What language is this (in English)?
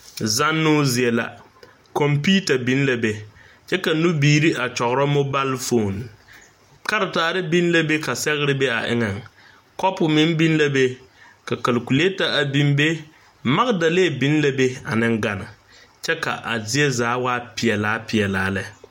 Southern Dagaare